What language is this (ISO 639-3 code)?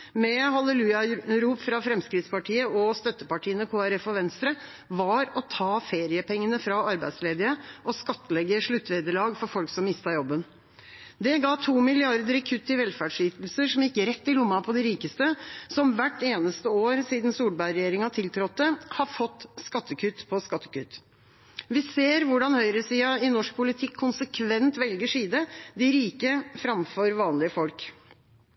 nob